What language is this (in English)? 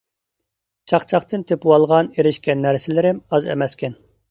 Uyghur